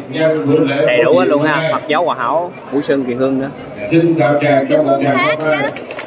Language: Vietnamese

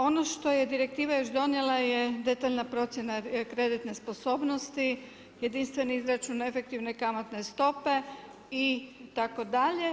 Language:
Croatian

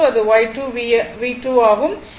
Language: Tamil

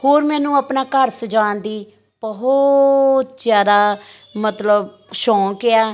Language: Punjabi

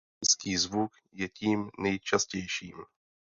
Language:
Czech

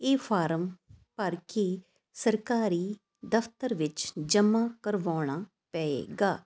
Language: Punjabi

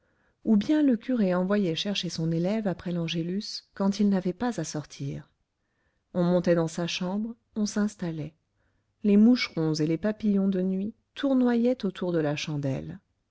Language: French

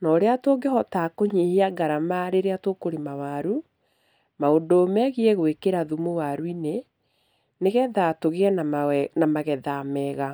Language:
Kikuyu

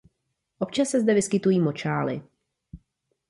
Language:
Czech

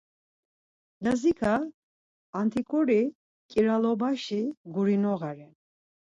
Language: Laz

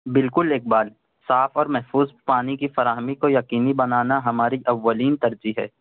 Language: Urdu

